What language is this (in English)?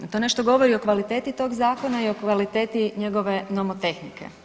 Croatian